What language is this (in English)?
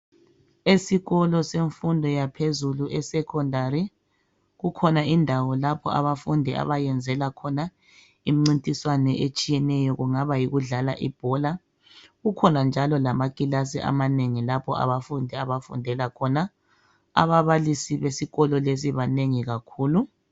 North Ndebele